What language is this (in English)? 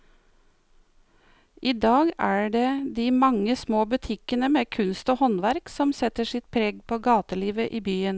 Norwegian